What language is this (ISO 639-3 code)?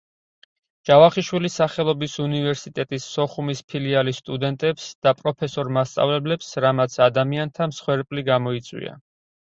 kat